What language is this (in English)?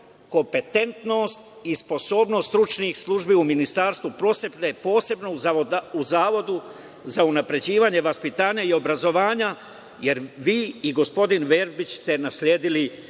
Serbian